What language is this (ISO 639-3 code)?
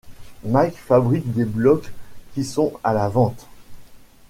fra